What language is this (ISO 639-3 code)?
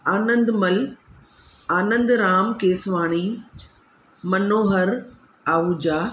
snd